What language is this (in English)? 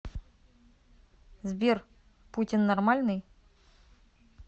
Russian